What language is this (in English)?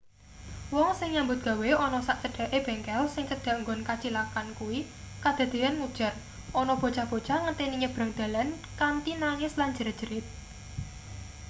Javanese